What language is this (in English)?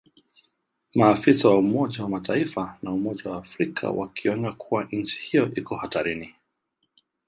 Swahili